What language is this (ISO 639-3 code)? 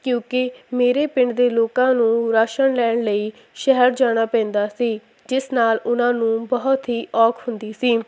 pan